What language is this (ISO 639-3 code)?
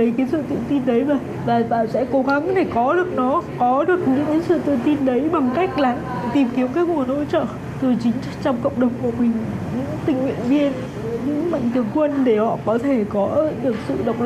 vie